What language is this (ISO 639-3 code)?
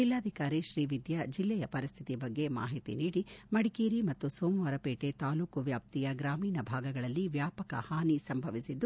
kan